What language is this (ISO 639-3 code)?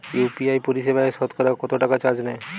ben